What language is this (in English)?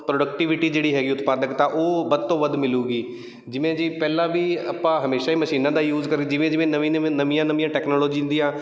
Punjabi